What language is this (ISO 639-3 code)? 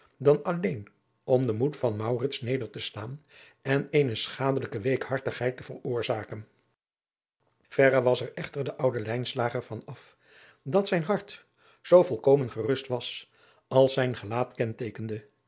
nld